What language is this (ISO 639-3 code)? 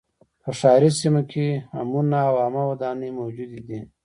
pus